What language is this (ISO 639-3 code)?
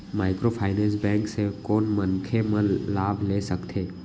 hne